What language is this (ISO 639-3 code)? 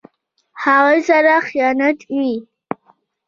pus